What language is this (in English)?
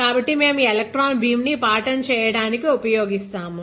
Telugu